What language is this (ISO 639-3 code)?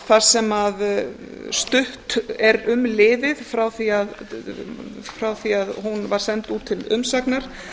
isl